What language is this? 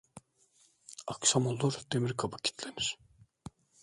Turkish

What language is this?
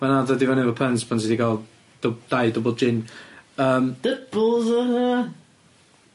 Welsh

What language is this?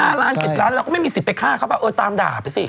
Thai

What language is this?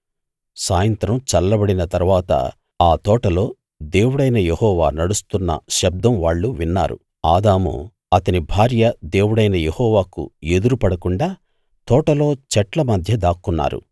Telugu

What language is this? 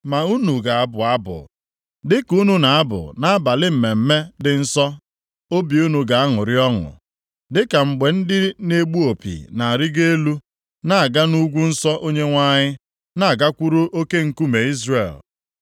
Igbo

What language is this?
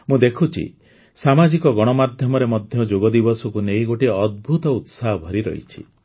Odia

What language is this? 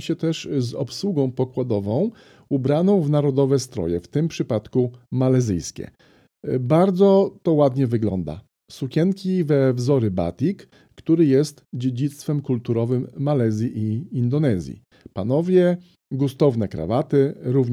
Polish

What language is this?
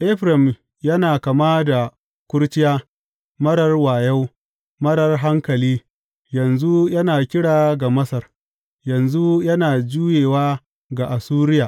Hausa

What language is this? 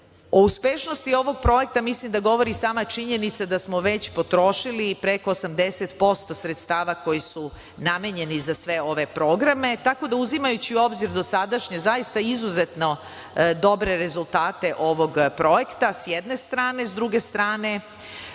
Serbian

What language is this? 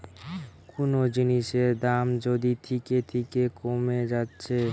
Bangla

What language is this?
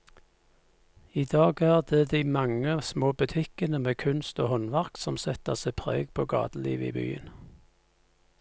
Norwegian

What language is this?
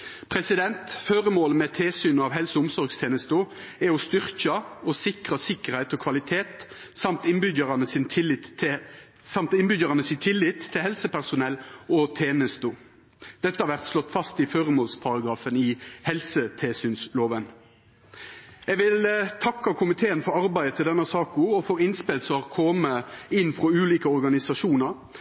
Norwegian Nynorsk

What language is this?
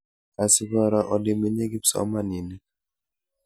Kalenjin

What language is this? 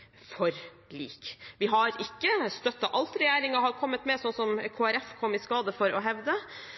Norwegian Bokmål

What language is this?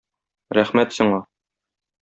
Tatar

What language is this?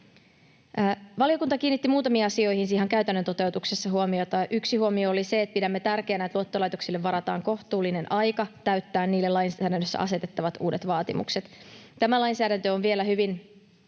Finnish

